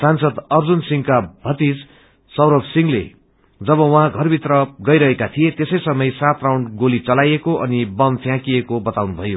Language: Nepali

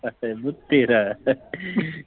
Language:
Punjabi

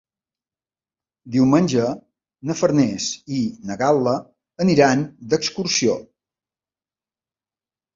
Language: Catalan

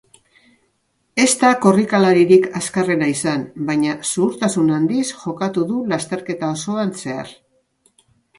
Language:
Basque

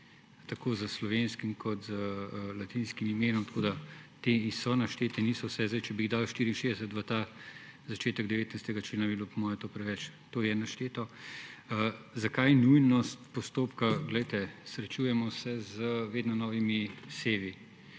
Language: Slovenian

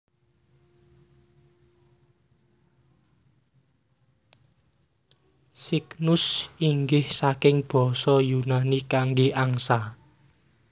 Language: Javanese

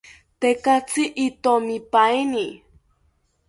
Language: South Ucayali Ashéninka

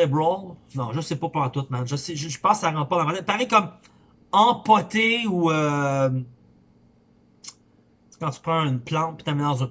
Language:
French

